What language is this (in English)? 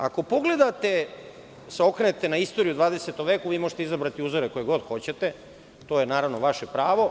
Serbian